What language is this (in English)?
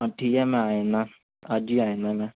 Punjabi